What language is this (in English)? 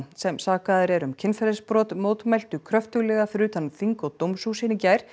Icelandic